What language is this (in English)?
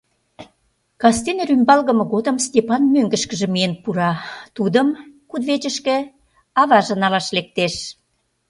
Mari